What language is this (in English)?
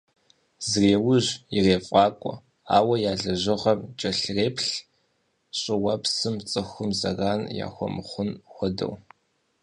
Kabardian